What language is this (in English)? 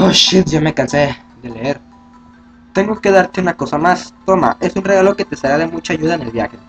Spanish